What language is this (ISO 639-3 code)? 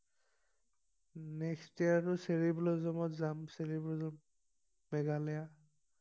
asm